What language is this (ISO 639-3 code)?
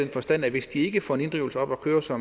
dan